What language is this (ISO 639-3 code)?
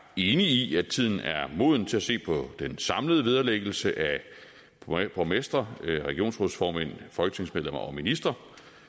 dan